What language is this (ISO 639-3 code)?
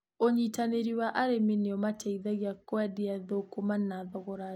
kik